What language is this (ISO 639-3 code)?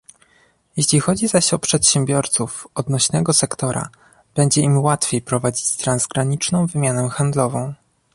pol